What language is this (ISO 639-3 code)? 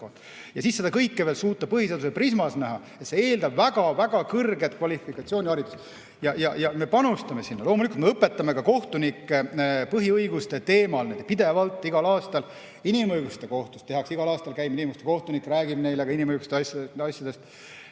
est